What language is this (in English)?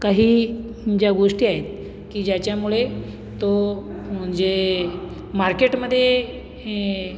Marathi